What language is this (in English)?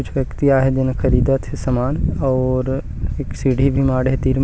Chhattisgarhi